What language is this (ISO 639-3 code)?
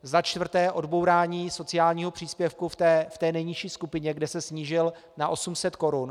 ces